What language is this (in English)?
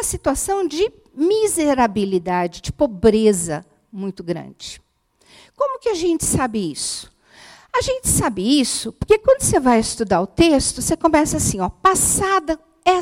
Portuguese